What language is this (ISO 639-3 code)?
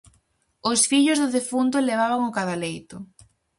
glg